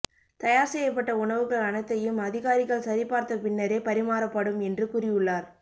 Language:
Tamil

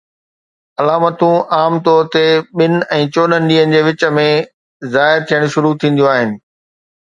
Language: Sindhi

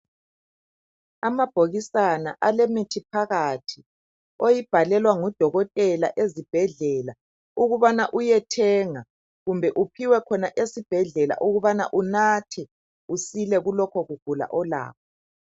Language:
North Ndebele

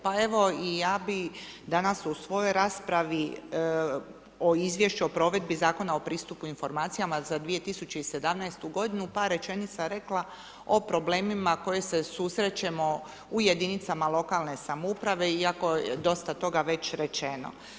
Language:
Croatian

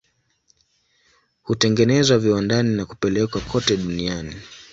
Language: Swahili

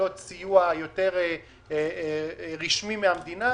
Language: Hebrew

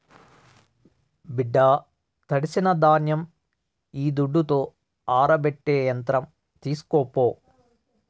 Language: Telugu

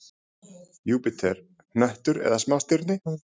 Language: Icelandic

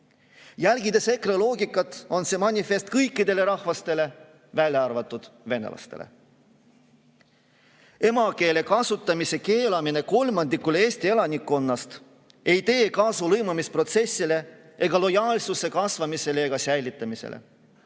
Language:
Estonian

